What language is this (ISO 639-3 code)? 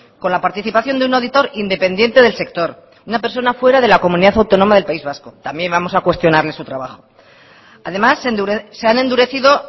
spa